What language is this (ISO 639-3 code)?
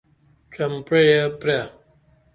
dml